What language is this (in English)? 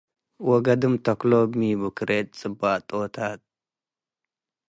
Tigre